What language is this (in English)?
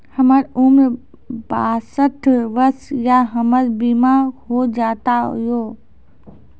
Maithili